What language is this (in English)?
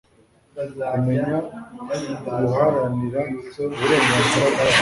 Kinyarwanda